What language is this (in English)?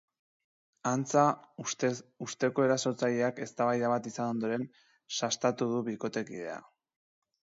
Basque